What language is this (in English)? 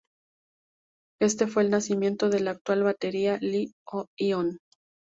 Spanish